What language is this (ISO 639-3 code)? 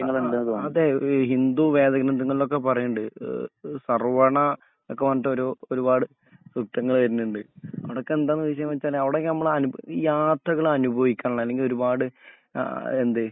mal